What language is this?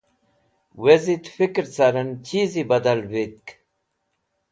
Wakhi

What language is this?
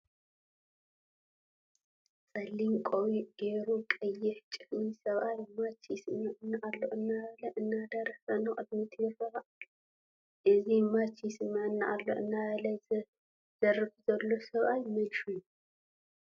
Tigrinya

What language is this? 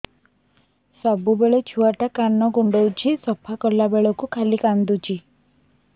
Odia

